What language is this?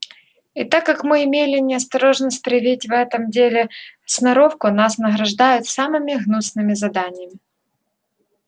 Russian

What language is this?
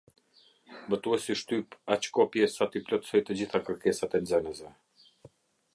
Albanian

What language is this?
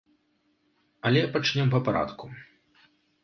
Belarusian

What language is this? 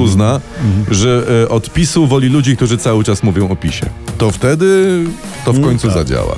Polish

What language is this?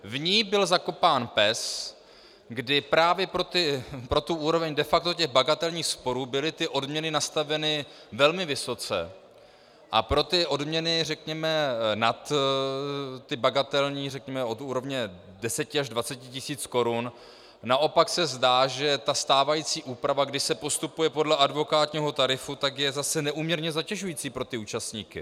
Czech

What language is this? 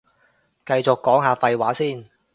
Cantonese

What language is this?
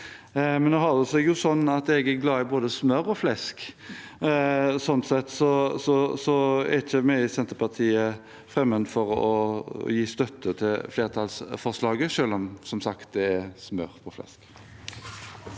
Norwegian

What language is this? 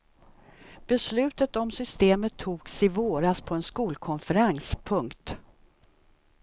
Swedish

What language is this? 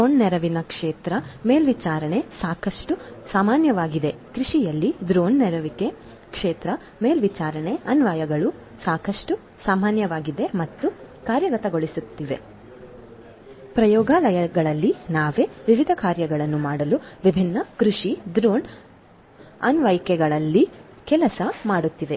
Kannada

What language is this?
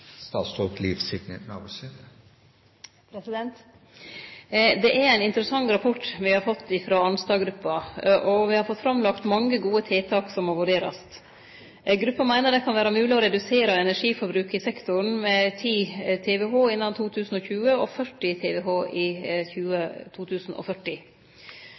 Norwegian Nynorsk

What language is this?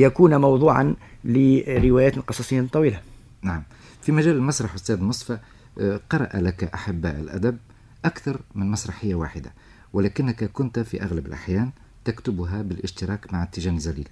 Arabic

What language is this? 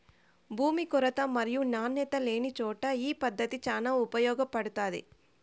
Telugu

